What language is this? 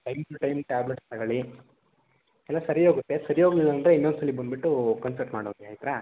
Kannada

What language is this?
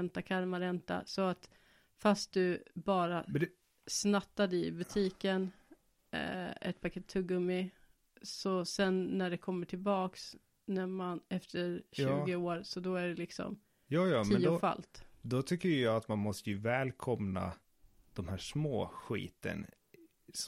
Swedish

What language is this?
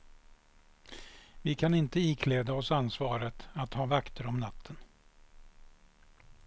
Swedish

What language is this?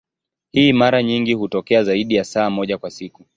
Swahili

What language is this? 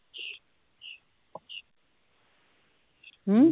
Punjabi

